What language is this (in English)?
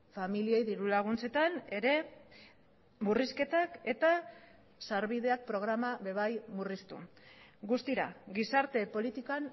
Basque